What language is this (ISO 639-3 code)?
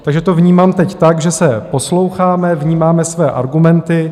ces